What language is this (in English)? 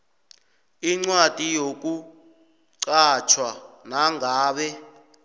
South Ndebele